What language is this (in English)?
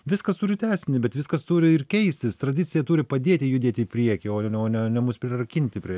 Lithuanian